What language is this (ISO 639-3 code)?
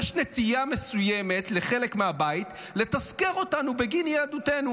heb